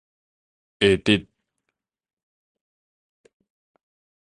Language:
Min Nan Chinese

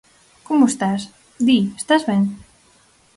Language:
Galician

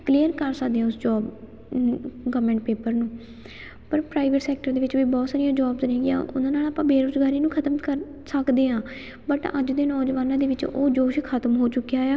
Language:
Punjabi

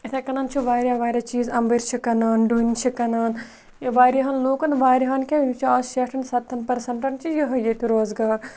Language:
Kashmiri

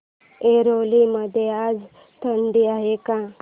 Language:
Marathi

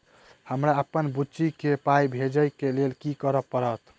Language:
Maithili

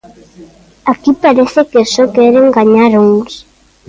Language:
Galician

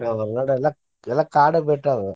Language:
Kannada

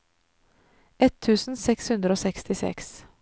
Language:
Norwegian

